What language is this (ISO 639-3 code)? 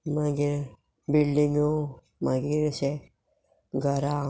kok